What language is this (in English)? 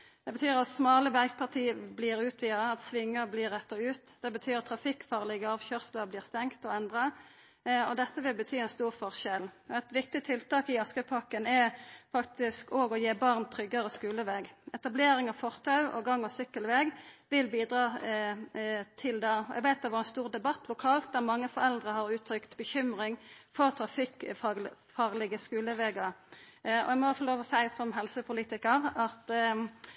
Norwegian Nynorsk